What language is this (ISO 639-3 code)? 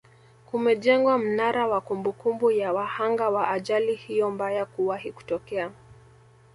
swa